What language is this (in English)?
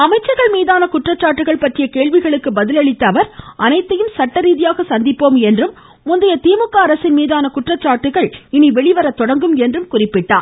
Tamil